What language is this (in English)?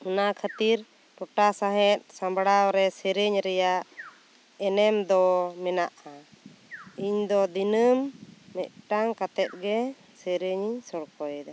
Santali